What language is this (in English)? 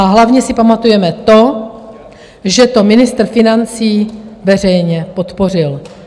Czech